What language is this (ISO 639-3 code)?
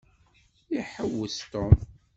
kab